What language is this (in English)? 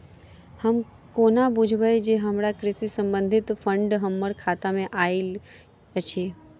Maithili